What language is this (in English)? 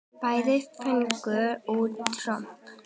Icelandic